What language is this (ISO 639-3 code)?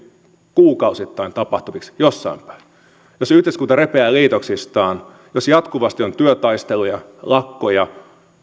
fin